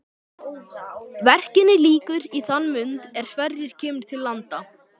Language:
Icelandic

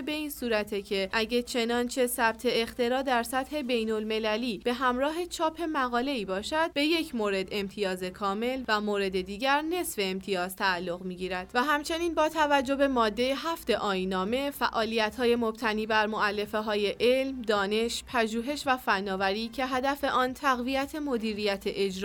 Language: Persian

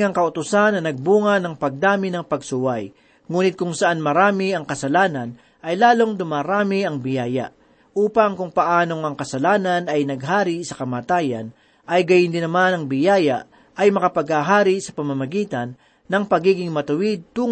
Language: Filipino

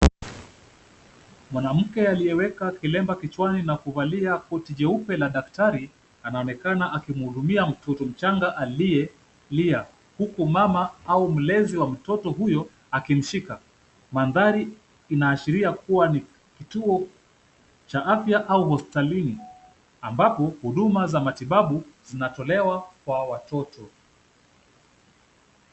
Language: Swahili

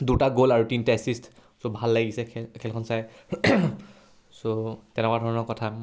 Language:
Assamese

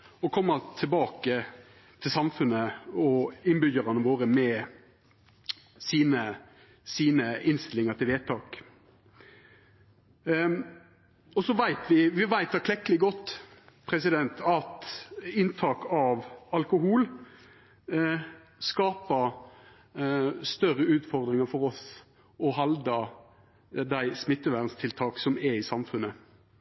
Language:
Norwegian Nynorsk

